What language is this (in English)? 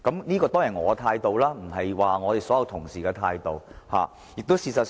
Cantonese